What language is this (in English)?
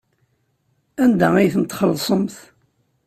Kabyle